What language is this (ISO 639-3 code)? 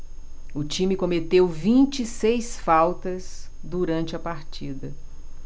por